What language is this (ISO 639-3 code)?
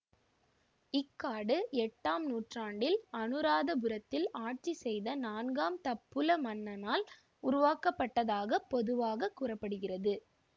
tam